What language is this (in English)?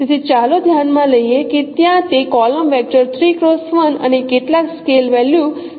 Gujarati